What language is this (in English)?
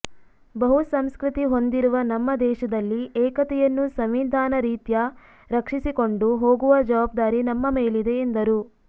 Kannada